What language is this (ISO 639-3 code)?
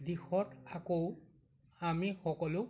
asm